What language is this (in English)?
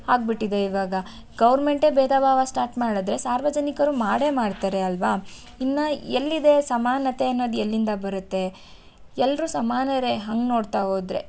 Kannada